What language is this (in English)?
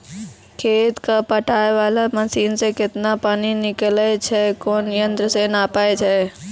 Maithili